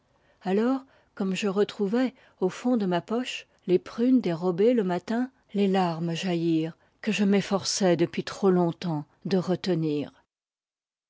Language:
French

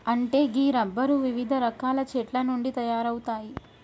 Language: Telugu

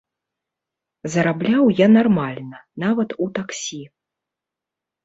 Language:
Belarusian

